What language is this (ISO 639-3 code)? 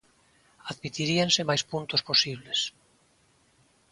glg